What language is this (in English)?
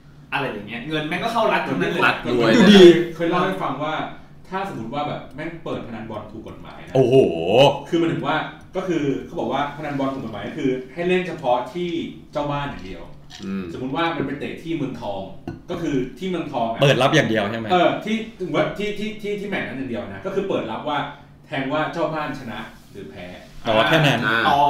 Thai